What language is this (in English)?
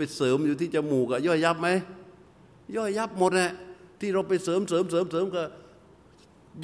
Thai